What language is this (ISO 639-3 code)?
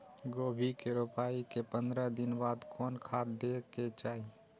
mai